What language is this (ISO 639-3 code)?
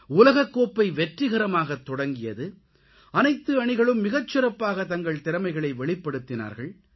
tam